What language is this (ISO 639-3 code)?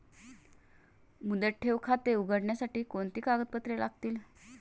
mar